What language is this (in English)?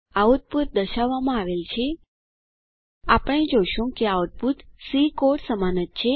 Gujarati